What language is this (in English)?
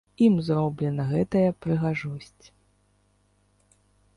Belarusian